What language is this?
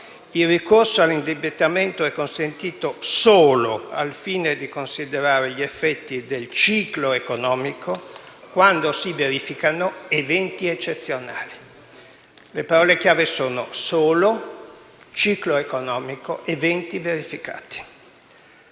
Italian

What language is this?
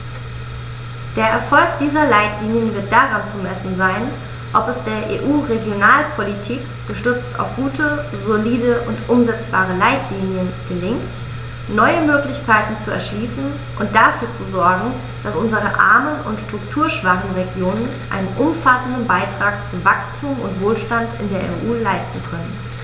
German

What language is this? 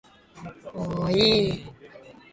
Japanese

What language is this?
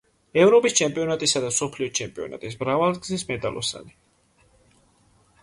Georgian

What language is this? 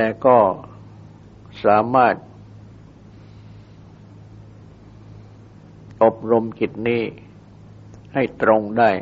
Thai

